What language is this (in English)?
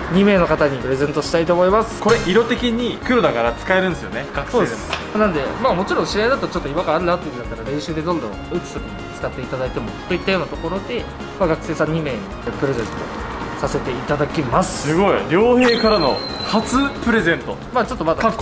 Japanese